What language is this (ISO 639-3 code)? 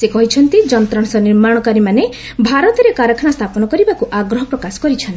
ori